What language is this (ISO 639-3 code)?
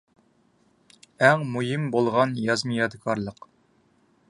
uig